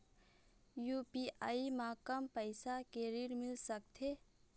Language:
Chhattisgarhi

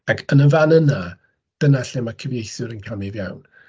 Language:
Welsh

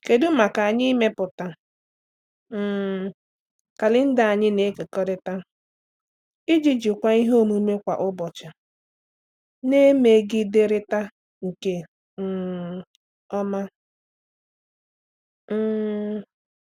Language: Igbo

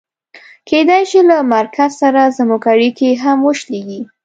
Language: Pashto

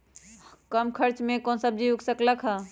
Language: Magahi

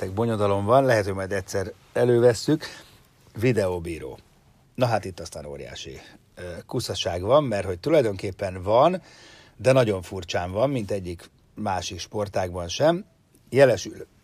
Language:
Hungarian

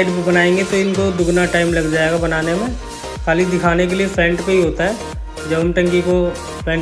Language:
Hindi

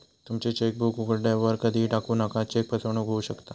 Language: Marathi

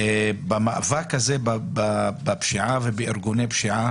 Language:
Hebrew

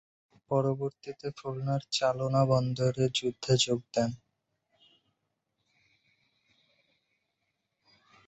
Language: Bangla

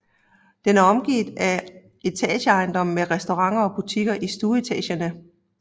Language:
Danish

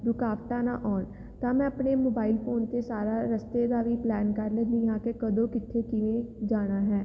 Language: Punjabi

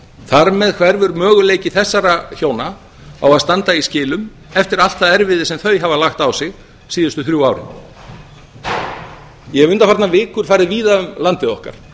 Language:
Icelandic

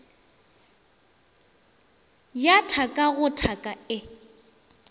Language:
Northern Sotho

